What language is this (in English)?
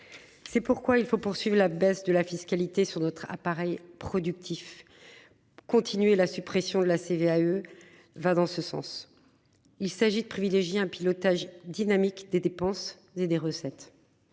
French